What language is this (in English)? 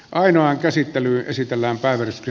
Finnish